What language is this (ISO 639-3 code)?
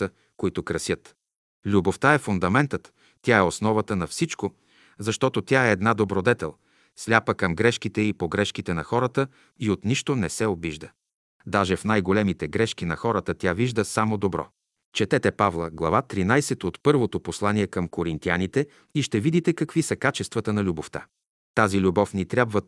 bul